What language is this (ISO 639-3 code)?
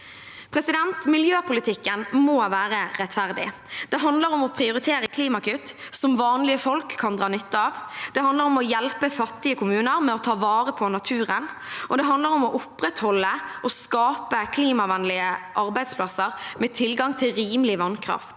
nor